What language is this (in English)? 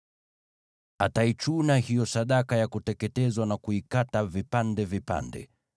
Swahili